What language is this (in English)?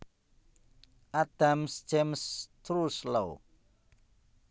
Javanese